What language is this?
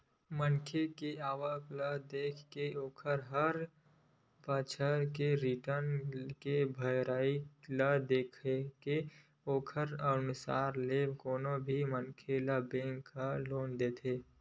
Chhattisgarhi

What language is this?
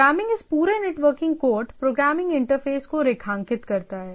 Hindi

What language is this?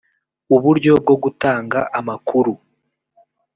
Kinyarwanda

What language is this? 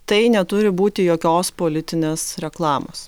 Lithuanian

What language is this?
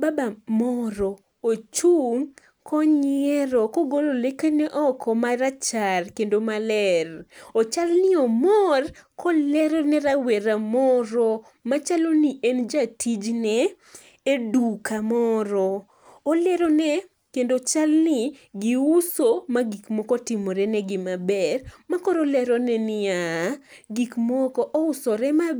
Luo (Kenya and Tanzania)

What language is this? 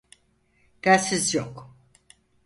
Turkish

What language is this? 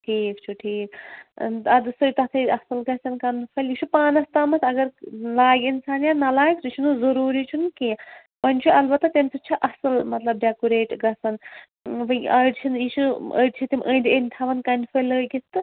Kashmiri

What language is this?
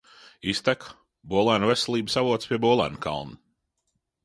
Latvian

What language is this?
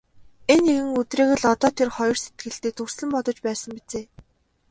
Mongolian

